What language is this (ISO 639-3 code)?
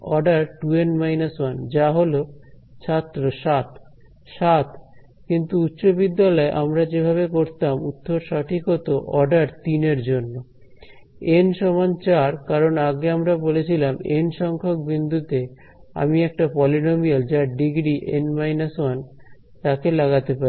ben